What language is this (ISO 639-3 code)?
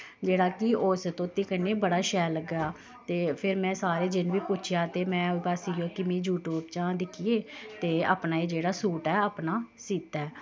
doi